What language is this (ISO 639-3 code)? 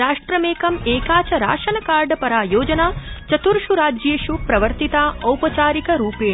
san